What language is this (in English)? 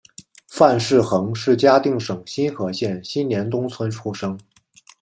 Chinese